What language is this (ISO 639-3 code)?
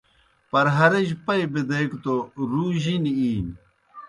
plk